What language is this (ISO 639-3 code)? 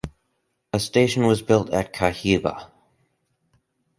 eng